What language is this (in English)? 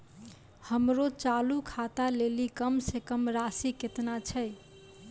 Maithili